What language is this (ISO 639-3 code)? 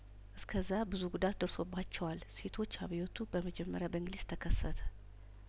amh